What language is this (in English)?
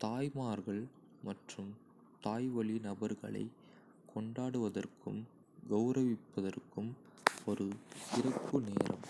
Kota (India)